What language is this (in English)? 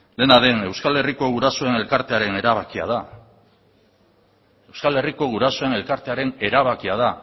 Basque